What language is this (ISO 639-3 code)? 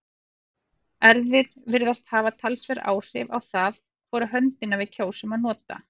isl